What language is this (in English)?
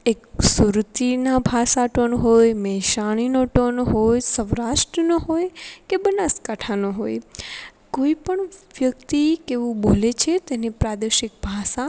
Gujarati